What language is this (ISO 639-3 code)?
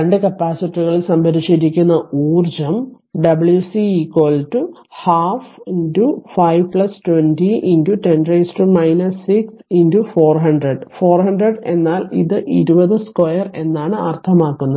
mal